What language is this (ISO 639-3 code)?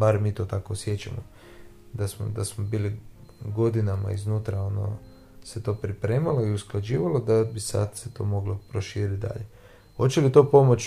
hrv